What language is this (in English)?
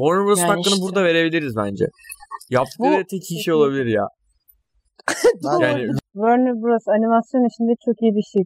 Turkish